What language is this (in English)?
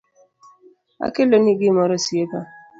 Luo (Kenya and Tanzania)